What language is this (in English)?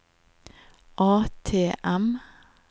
Norwegian